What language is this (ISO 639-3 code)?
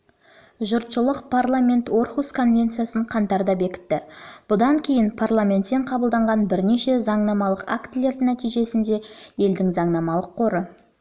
kaz